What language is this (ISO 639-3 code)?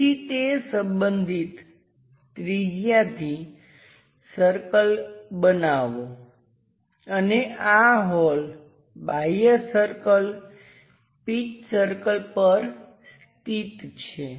guj